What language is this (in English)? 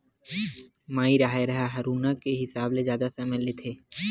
Chhattisgarhi